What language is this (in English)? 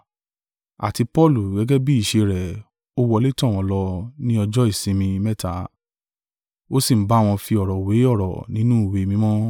Yoruba